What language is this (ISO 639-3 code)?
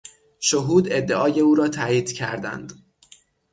fas